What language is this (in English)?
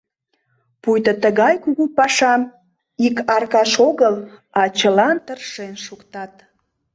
Mari